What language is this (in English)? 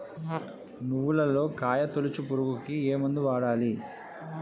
Telugu